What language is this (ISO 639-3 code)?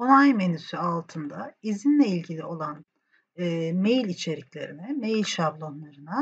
tur